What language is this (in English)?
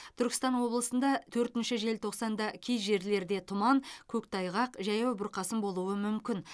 Kazakh